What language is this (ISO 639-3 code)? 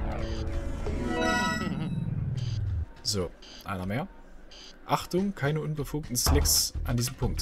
deu